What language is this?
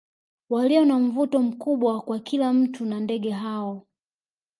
Swahili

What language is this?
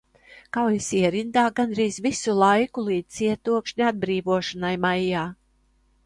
Latvian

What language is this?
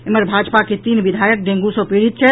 Maithili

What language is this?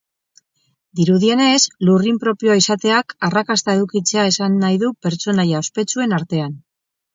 Basque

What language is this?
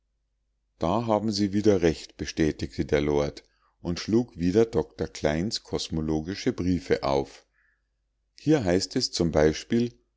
German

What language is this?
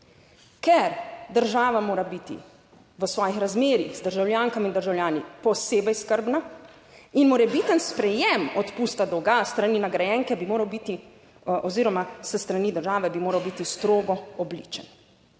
Slovenian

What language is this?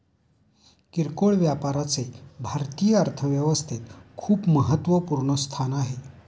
Marathi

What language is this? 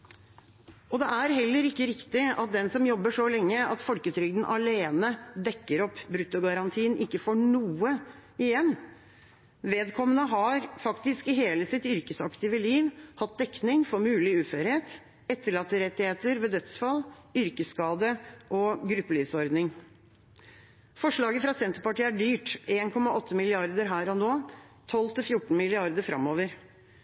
Norwegian Bokmål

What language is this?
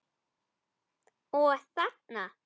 Icelandic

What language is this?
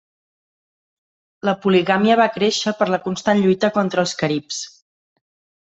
Catalan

